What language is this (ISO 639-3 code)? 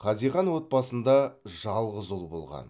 kaz